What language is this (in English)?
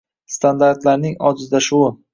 Uzbek